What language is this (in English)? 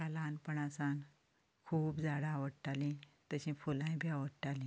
Konkani